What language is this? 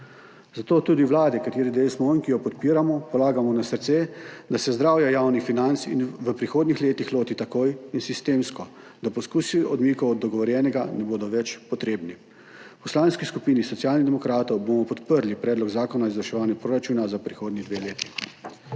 Slovenian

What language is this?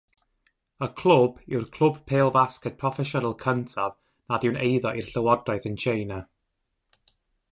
Welsh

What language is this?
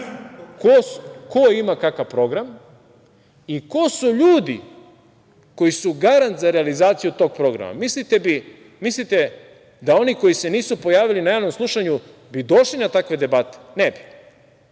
Serbian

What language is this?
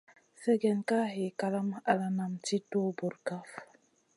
Masana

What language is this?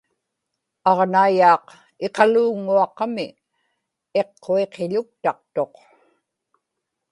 Inupiaq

